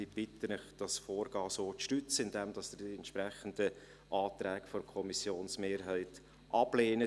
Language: Swiss German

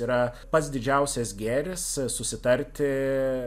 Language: Lithuanian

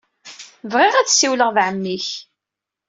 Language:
Kabyle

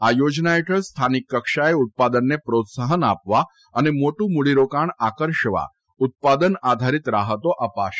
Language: Gujarati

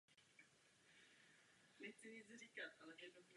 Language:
Czech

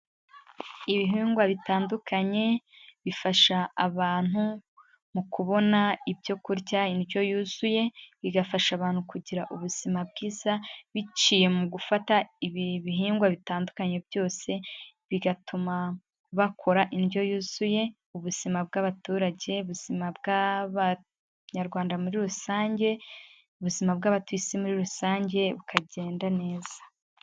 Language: Kinyarwanda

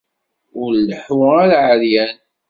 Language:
Kabyle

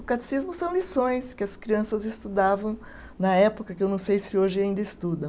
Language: Portuguese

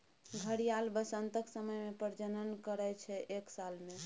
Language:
Maithili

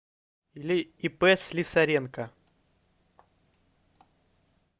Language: Russian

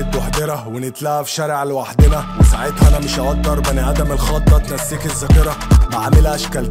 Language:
Arabic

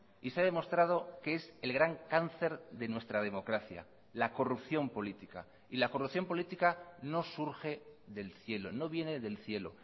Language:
Spanish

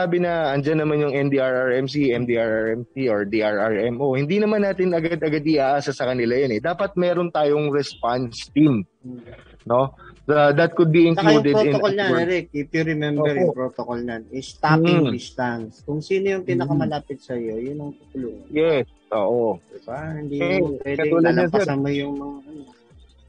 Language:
Filipino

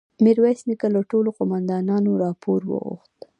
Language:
Pashto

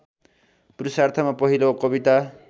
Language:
Nepali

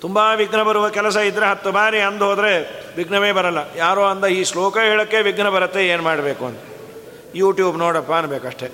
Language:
Kannada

